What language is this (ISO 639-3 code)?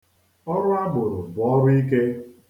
ibo